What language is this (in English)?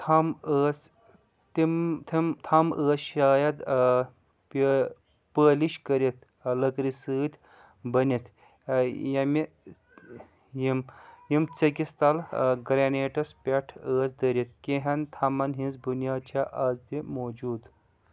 Kashmiri